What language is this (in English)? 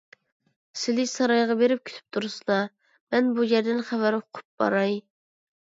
Uyghur